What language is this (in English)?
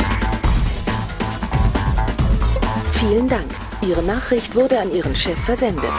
German